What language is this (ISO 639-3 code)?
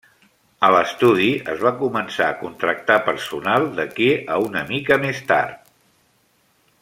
cat